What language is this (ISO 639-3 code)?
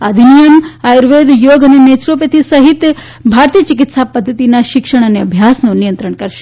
guj